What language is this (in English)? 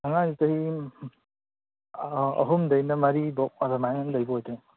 Manipuri